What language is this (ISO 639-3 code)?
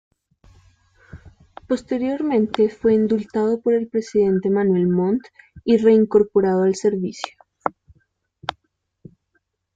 spa